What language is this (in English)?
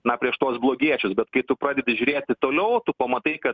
Lithuanian